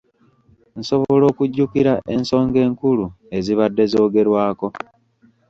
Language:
Ganda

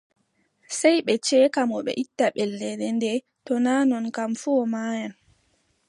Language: Adamawa Fulfulde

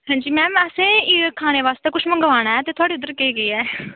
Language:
Dogri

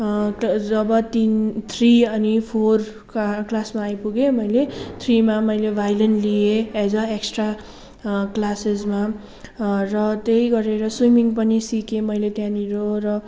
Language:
Nepali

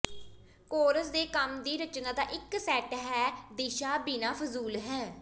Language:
Punjabi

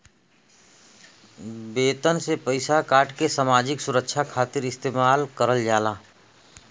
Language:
Bhojpuri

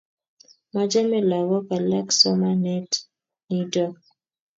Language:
Kalenjin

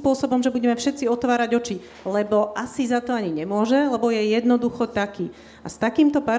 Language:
Slovak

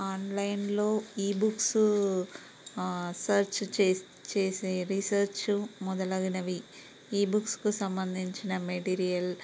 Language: Telugu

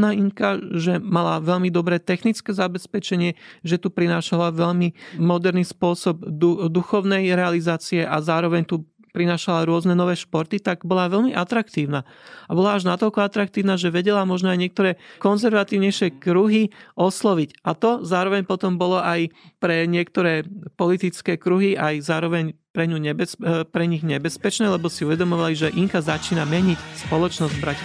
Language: Slovak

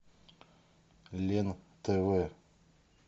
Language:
Russian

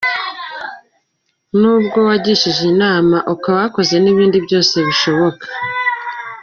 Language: Kinyarwanda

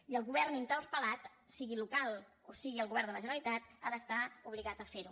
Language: Catalan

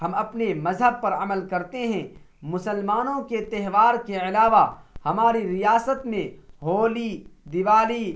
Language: Urdu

